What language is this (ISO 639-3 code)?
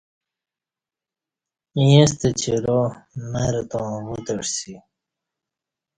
bsh